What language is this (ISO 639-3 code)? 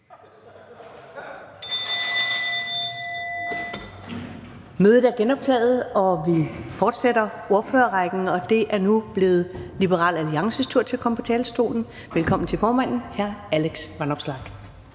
dan